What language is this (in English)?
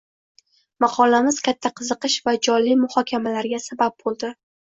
Uzbek